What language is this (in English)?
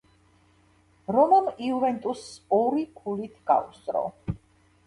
Georgian